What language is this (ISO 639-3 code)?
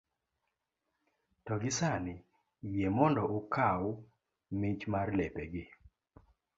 luo